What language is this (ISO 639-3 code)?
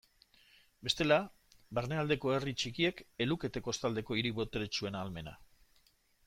eus